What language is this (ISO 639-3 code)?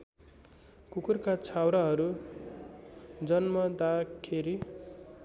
nep